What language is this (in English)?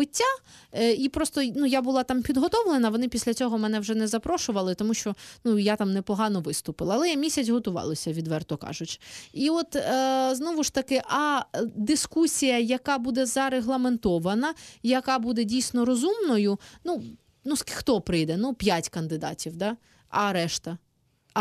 Ukrainian